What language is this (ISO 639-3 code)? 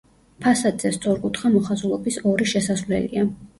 kat